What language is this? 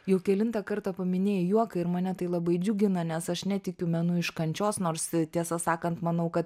Lithuanian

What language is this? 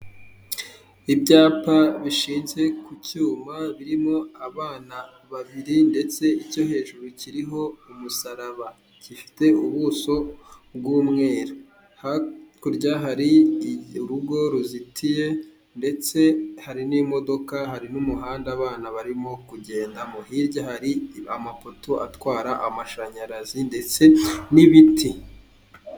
Kinyarwanda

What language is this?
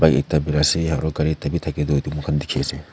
Naga Pidgin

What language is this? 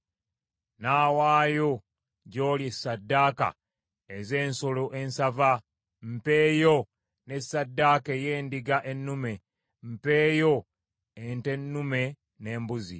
Ganda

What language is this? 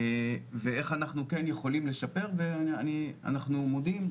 Hebrew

